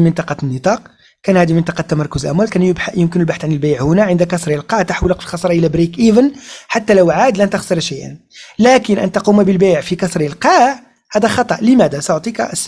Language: Arabic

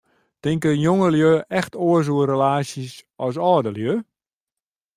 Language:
Western Frisian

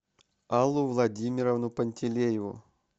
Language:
Russian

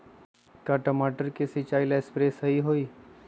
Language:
Magahi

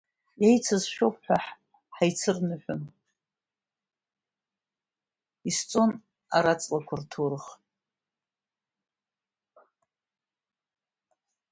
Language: Abkhazian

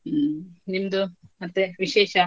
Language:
Kannada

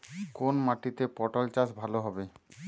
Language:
Bangla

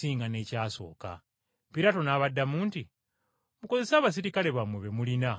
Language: Ganda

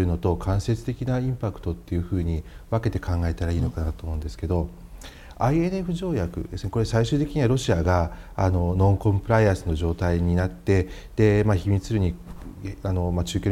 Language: Japanese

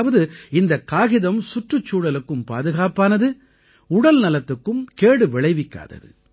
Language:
Tamil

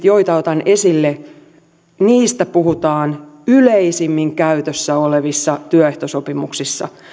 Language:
Finnish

